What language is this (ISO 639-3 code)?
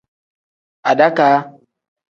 kdh